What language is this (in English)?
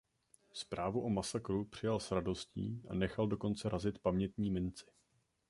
Czech